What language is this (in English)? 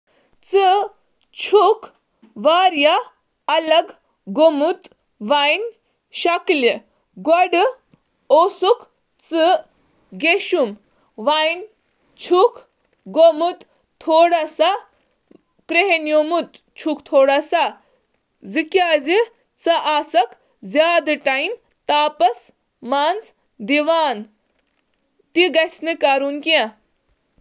Kashmiri